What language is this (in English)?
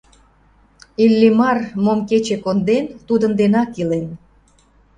Mari